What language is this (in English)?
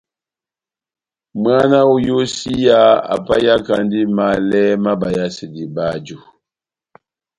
Batanga